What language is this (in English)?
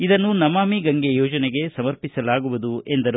Kannada